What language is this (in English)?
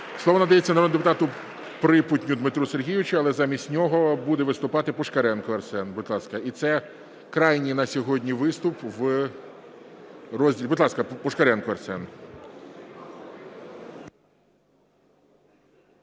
Ukrainian